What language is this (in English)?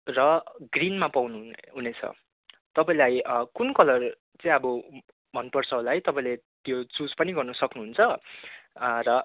Nepali